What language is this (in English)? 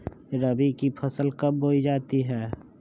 Magahi